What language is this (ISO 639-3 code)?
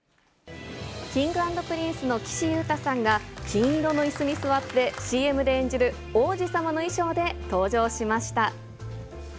jpn